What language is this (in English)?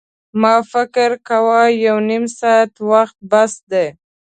Pashto